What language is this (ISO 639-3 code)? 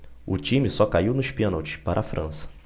por